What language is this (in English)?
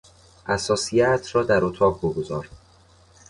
Persian